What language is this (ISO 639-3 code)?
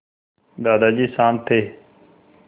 hin